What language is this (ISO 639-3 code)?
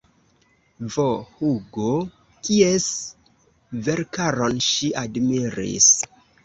epo